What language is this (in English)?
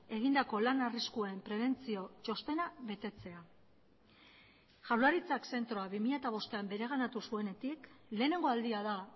Basque